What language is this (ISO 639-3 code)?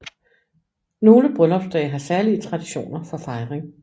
dan